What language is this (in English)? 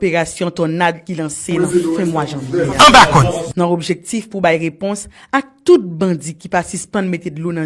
French